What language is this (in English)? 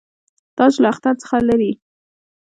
Pashto